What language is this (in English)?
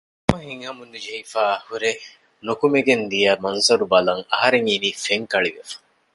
Divehi